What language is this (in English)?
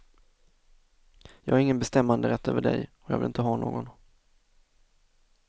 Swedish